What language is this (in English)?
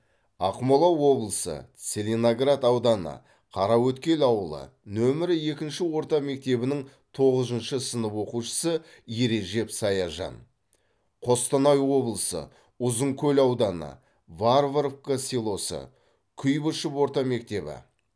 Kazakh